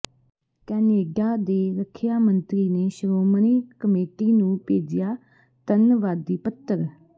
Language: Punjabi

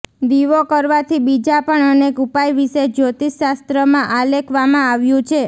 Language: Gujarati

